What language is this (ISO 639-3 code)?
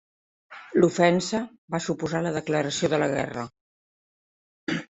cat